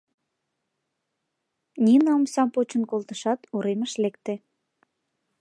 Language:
Mari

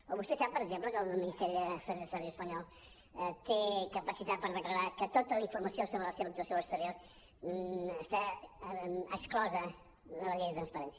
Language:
Catalan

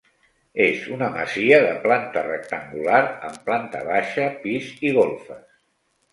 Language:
Catalan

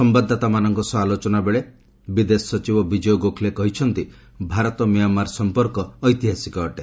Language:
Odia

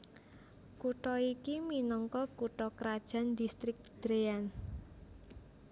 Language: Javanese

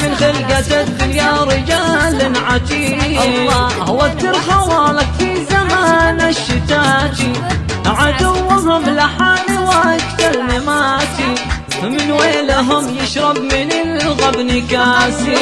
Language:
Arabic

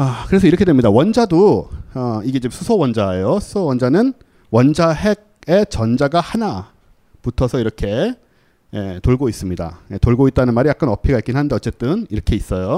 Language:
Korean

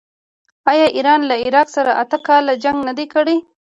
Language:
Pashto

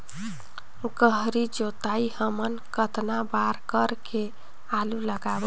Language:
Chhattisgarhi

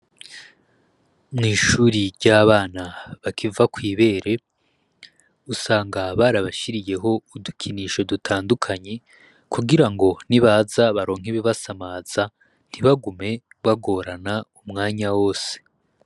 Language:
Rundi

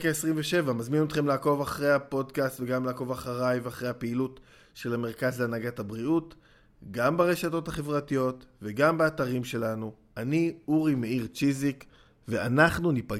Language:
Hebrew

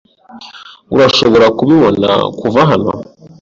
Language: Kinyarwanda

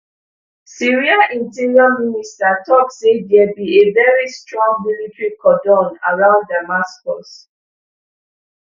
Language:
Nigerian Pidgin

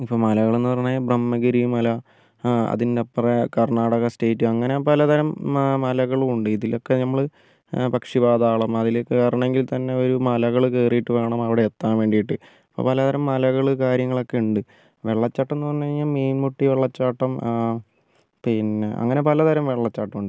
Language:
Malayalam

